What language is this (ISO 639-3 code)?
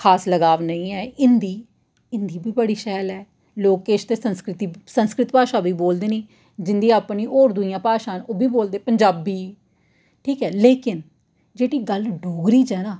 doi